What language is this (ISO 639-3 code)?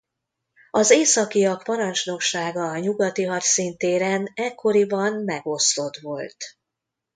hun